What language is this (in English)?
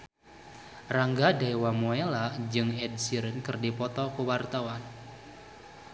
Sundanese